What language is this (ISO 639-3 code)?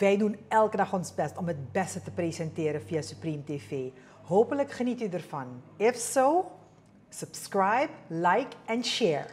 nld